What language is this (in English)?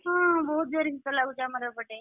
Odia